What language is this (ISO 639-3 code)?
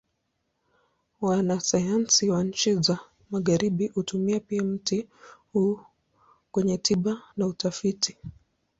swa